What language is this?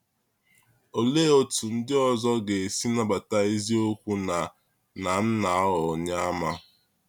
Igbo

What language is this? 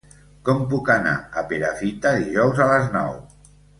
Catalan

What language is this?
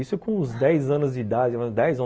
Portuguese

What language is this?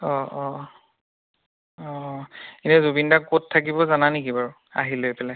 Assamese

